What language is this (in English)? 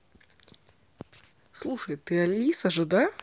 Russian